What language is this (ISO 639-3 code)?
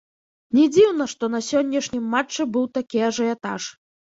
bel